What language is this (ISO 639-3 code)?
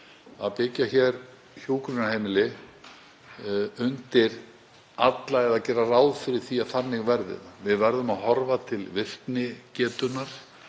isl